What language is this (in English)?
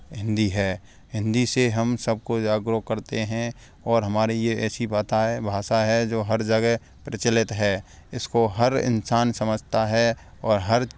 Hindi